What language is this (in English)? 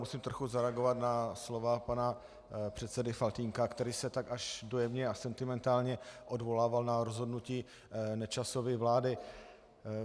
Czech